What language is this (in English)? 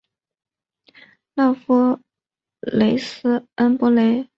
Chinese